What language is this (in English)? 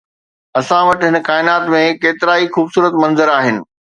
Sindhi